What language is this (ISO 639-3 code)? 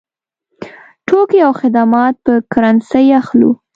pus